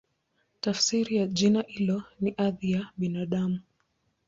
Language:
Swahili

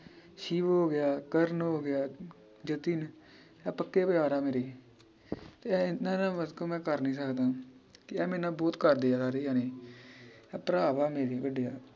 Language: Punjabi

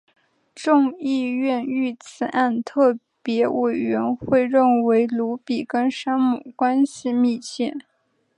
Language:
Chinese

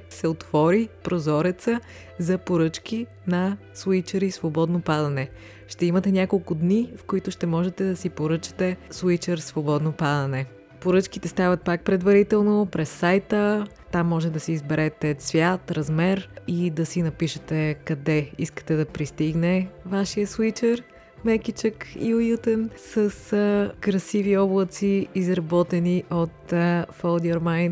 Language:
Bulgarian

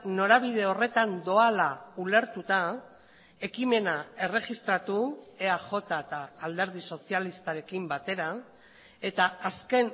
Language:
Basque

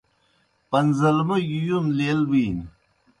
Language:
Kohistani Shina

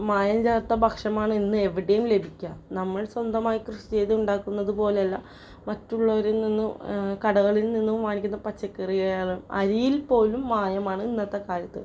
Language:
Malayalam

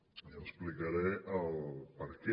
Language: Catalan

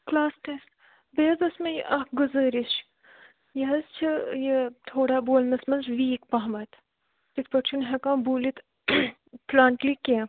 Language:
Kashmiri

